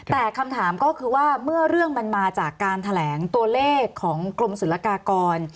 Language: Thai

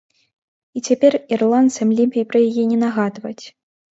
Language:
Belarusian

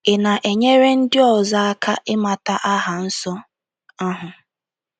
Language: Igbo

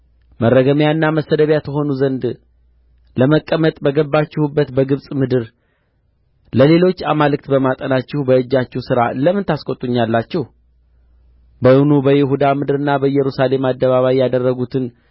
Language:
Amharic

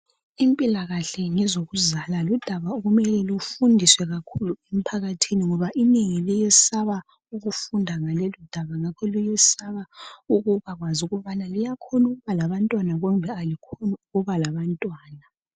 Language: North Ndebele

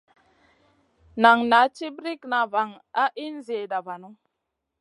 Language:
Masana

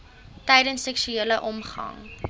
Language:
Afrikaans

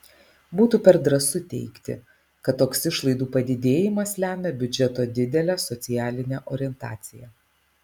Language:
Lithuanian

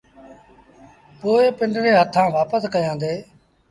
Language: Sindhi Bhil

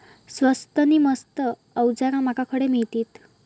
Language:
Marathi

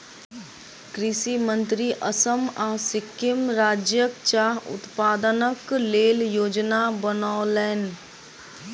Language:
Maithili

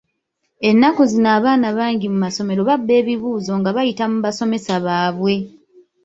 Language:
Ganda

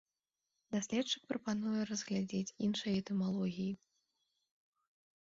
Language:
Belarusian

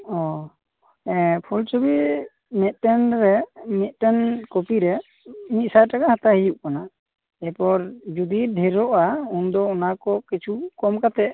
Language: Santali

